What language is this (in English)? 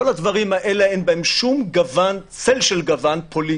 Hebrew